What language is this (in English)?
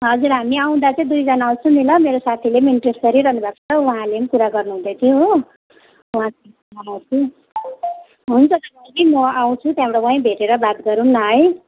Nepali